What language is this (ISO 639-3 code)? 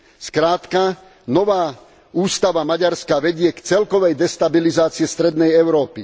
slk